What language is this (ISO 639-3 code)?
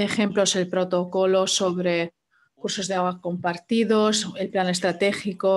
spa